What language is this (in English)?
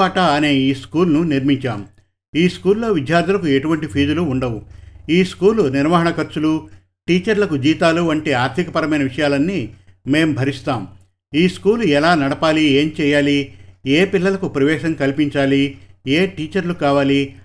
Telugu